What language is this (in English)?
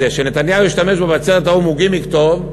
Hebrew